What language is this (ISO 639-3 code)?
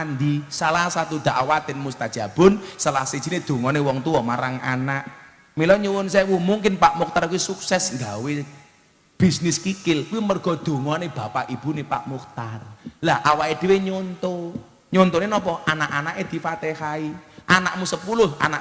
ind